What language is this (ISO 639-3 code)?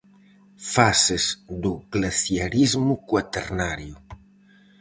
glg